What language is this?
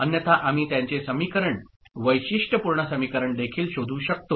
Marathi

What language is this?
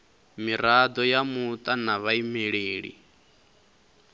Venda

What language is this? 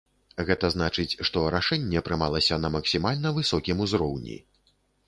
Belarusian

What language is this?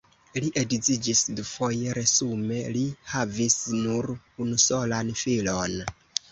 Esperanto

